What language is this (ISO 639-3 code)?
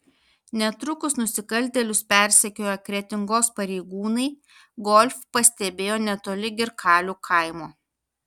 lit